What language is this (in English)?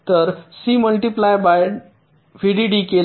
Marathi